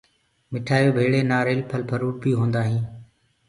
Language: Gurgula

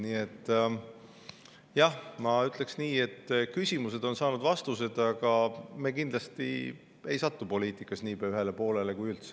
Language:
Estonian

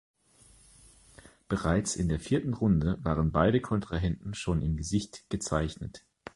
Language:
German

